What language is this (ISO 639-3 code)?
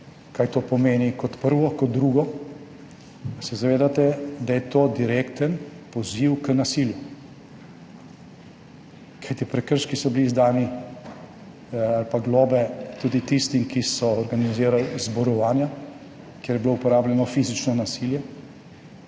slv